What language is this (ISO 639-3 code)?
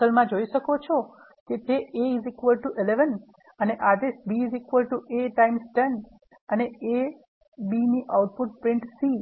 guj